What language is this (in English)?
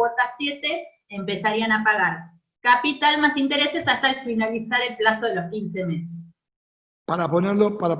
Spanish